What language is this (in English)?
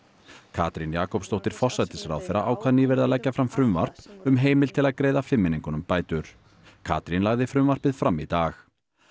Icelandic